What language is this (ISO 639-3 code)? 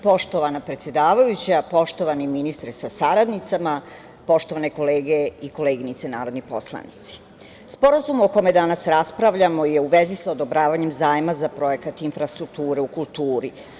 srp